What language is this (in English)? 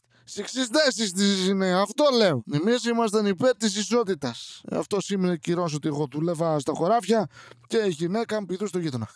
Greek